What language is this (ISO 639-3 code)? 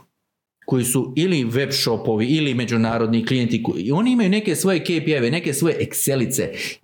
hrv